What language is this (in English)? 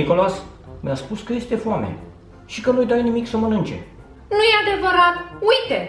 Romanian